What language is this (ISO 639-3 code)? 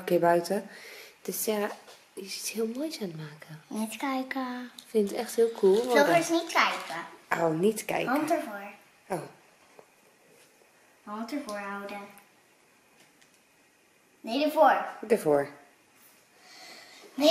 nld